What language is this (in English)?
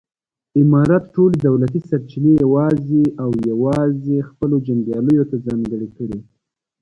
Pashto